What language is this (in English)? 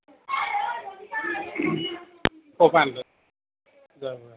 Assamese